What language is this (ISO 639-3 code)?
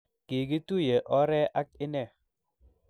kln